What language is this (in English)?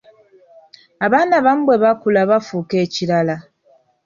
Ganda